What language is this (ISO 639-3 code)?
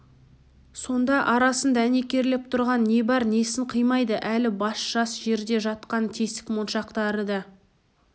kaz